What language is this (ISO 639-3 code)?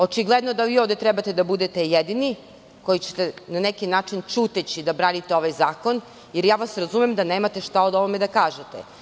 srp